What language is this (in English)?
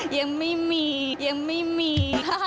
Thai